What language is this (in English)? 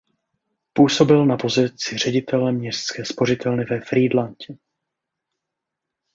Czech